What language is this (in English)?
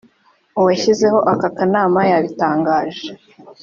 Kinyarwanda